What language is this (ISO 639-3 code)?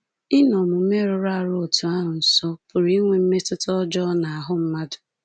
ibo